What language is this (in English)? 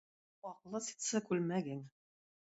Tatar